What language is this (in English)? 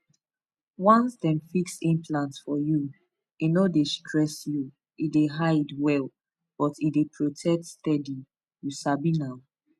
Nigerian Pidgin